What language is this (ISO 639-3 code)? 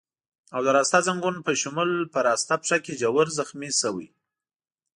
pus